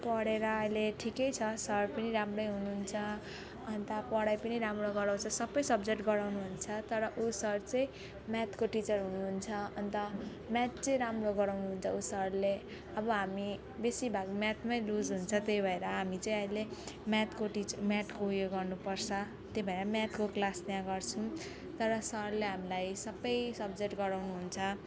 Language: Nepali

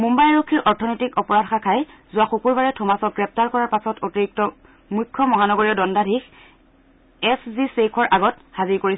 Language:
Assamese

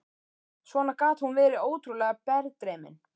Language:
Icelandic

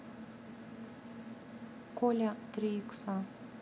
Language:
Russian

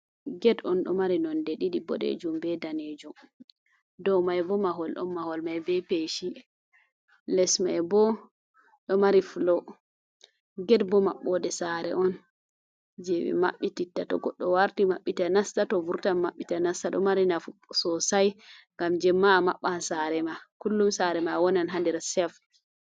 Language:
Fula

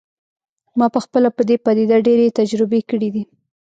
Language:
Pashto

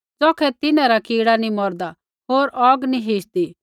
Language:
Kullu Pahari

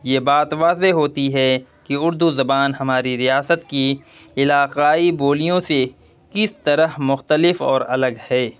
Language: Urdu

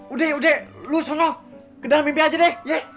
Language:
Indonesian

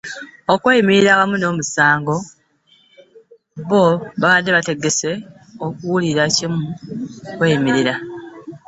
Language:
Ganda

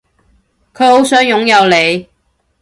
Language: Cantonese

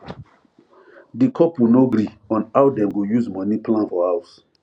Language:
Nigerian Pidgin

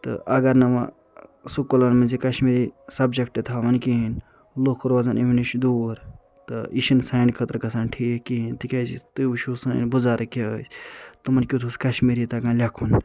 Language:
Kashmiri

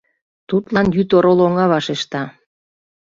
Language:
Mari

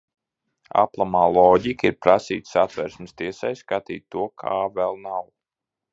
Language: Latvian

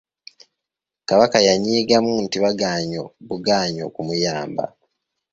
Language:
Ganda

